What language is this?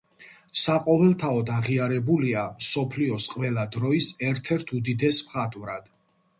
Georgian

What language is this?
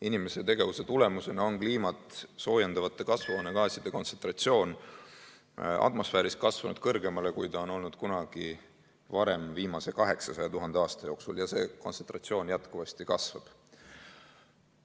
Estonian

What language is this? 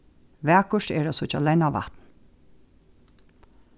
Faroese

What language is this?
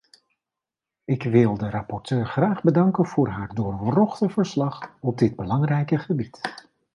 Dutch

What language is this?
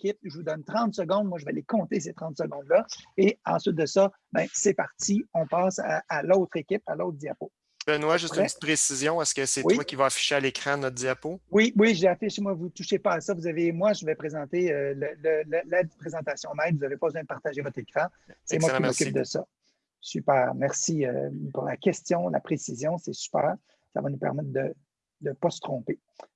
French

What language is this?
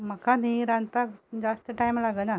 Konkani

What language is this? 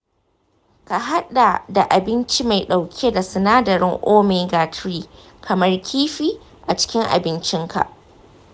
Hausa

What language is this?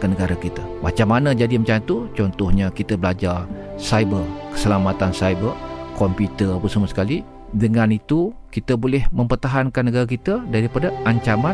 Malay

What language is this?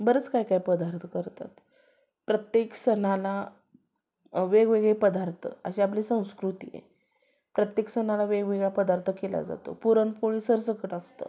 Marathi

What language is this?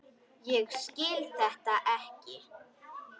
Icelandic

